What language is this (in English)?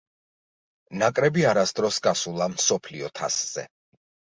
Georgian